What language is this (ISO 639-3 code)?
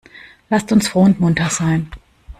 deu